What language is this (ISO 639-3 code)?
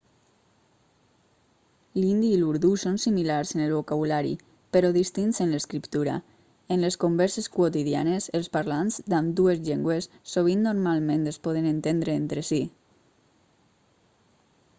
cat